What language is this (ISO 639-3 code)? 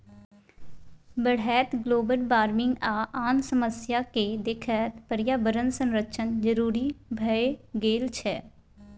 mai